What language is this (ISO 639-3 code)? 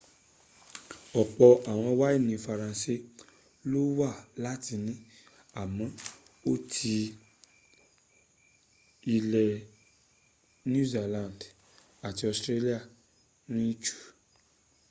yor